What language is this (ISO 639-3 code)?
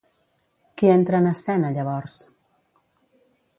cat